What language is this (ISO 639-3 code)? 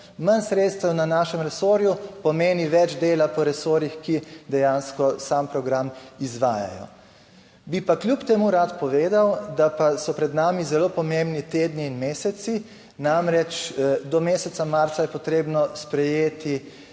slv